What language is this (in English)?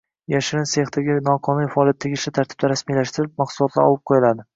Uzbek